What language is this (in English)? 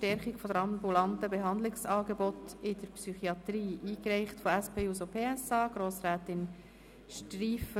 Swiss German